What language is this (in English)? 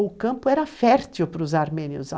Portuguese